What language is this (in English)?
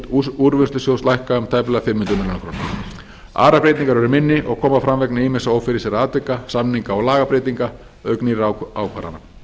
Icelandic